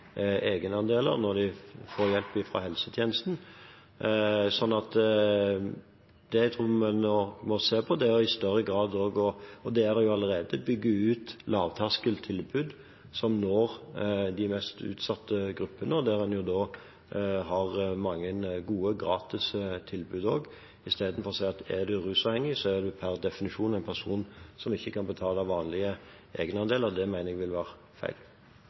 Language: Norwegian Bokmål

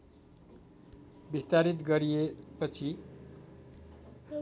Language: Nepali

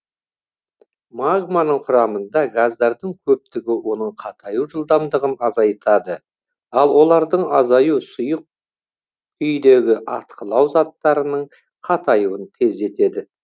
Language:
Kazakh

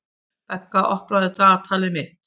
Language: Icelandic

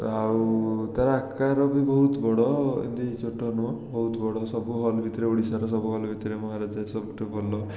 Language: Odia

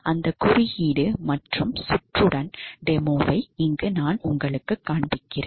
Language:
Tamil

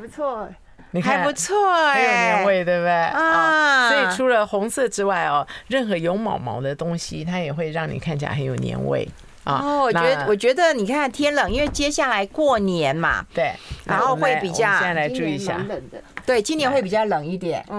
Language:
Chinese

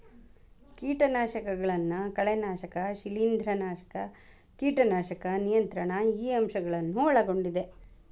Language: Kannada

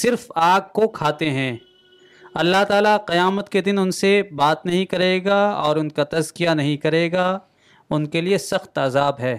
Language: Urdu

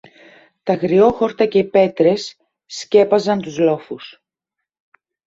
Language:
Greek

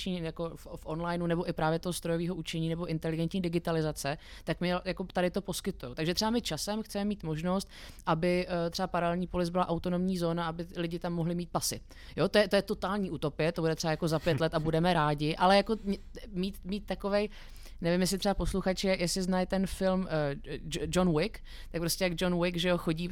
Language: Czech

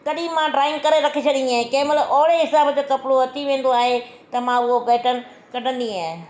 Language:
Sindhi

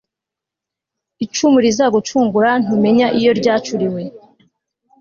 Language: Kinyarwanda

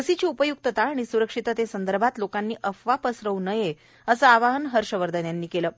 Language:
Marathi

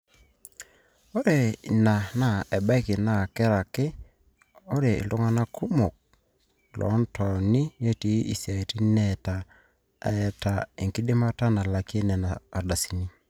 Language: Masai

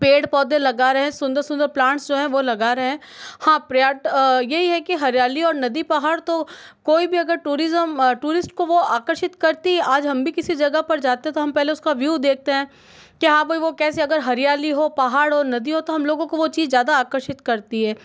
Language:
Hindi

